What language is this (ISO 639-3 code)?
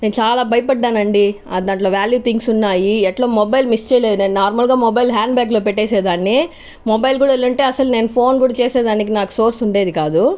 tel